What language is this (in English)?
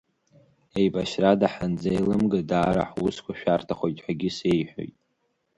Abkhazian